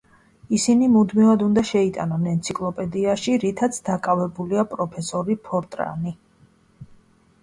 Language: Georgian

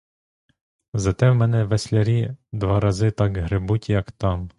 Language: Ukrainian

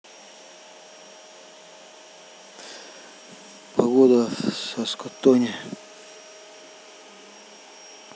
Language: Russian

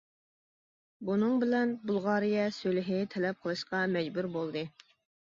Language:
Uyghur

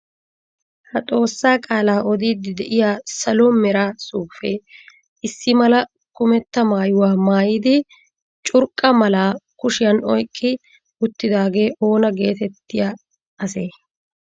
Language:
Wolaytta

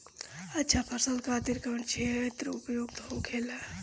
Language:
Bhojpuri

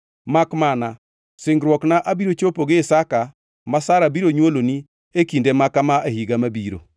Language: Luo (Kenya and Tanzania)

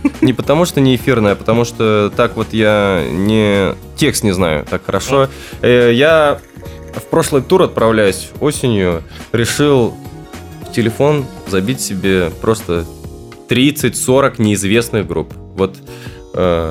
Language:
Russian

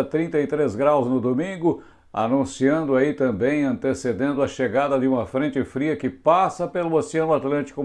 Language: Portuguese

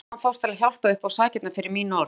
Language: Icelandic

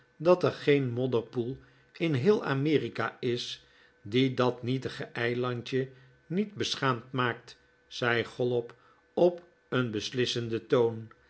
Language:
Dutch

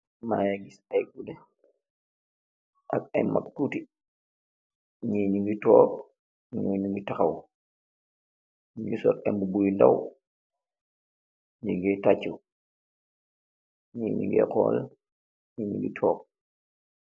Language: Wolof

